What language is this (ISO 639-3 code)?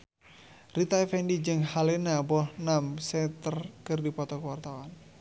sun